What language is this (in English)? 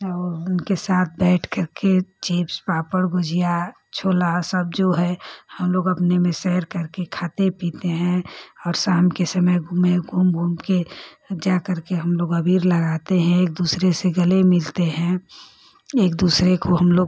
Hindi